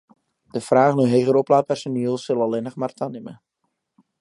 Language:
Western Frisian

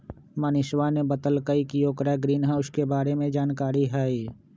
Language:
Magahi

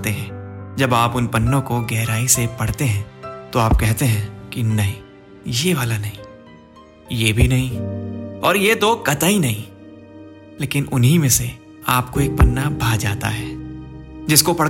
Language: Hindi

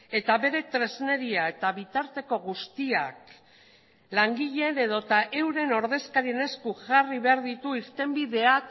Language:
Basque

